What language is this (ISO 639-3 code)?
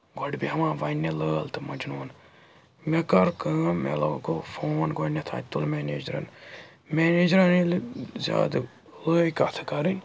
kas